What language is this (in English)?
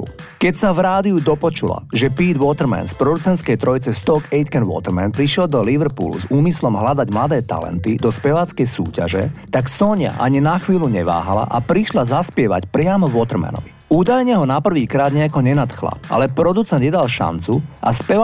Slovak